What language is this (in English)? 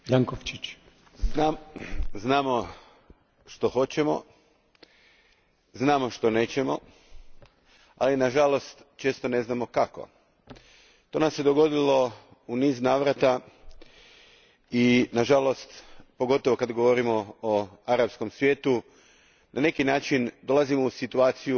Croatian